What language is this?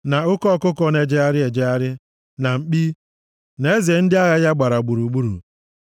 Igbo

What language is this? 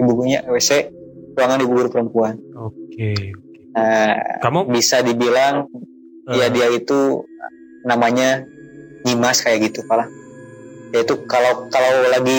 Indonesian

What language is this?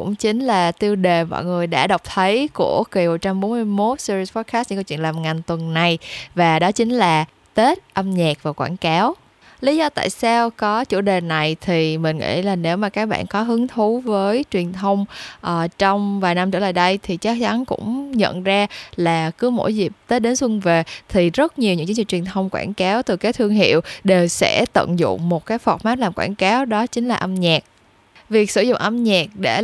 Vietnamese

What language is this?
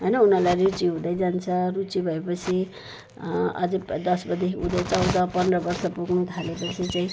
Nepali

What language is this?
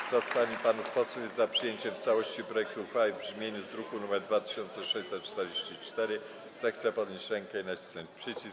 Polish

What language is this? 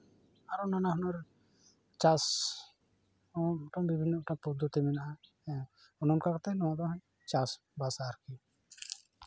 Santali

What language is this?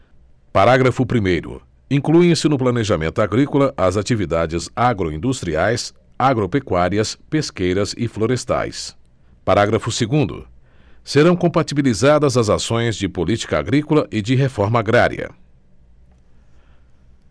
Portuguese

